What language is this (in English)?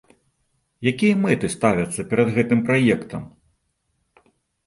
Belarusian